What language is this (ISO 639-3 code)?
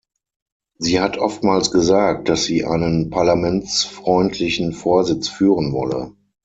deu